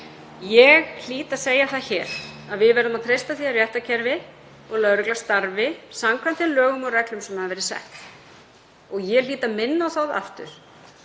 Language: Icelandic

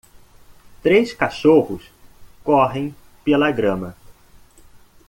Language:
Portuguese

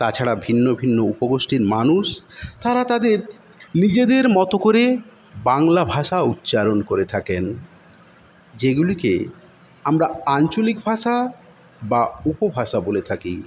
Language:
Bangla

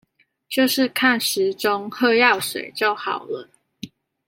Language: Chinese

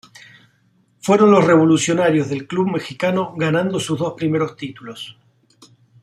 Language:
Spanish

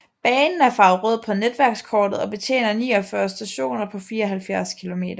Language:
Danish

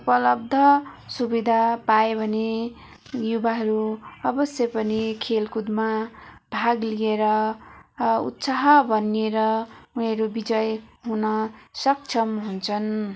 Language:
Nepali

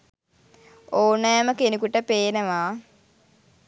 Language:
Sinhala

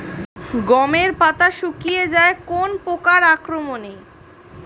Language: Bangla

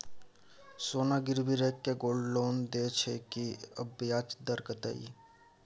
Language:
Maithili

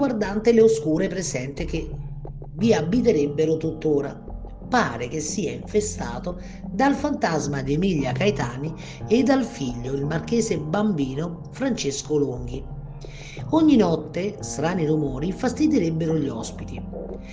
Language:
Italian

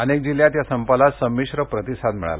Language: Marathi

